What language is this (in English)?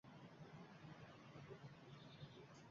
Uzbek